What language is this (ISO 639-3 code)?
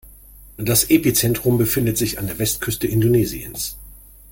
deu